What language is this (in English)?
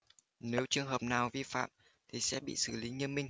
Vietnamese